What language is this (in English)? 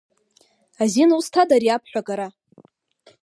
Abkhazian